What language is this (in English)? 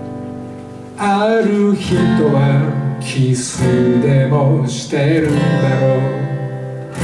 Japanese